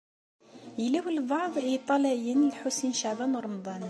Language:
Kabyle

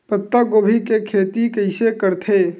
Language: Chhattisgarhi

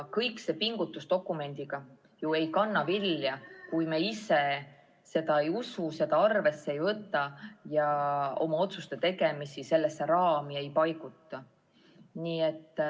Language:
Estonian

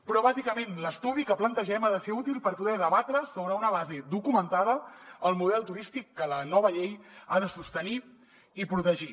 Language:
Catalan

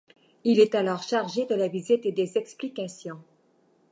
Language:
French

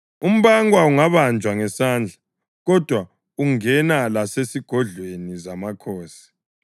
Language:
North Ndebele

